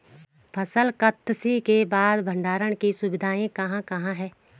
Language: Hindi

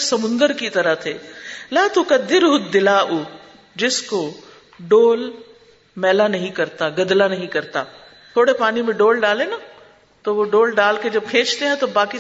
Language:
Urdu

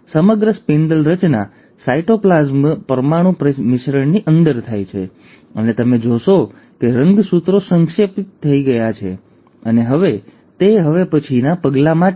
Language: Gujarati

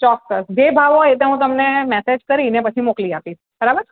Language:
Gujarati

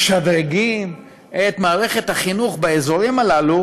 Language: Hebrew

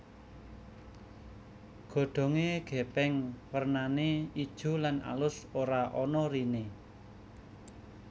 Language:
Javanese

